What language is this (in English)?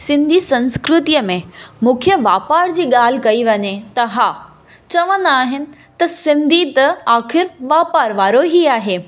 Sindhi